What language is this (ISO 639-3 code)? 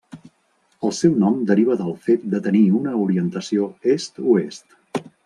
cat